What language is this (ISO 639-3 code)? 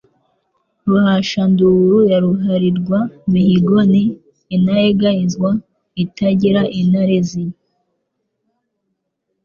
kin